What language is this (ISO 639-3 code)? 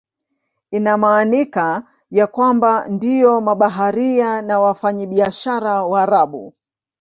swa